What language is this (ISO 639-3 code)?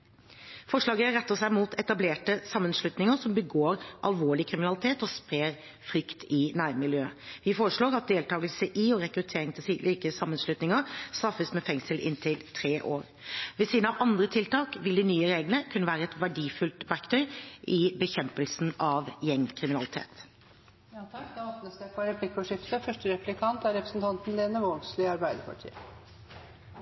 nor